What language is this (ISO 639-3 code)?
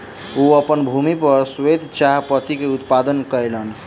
mai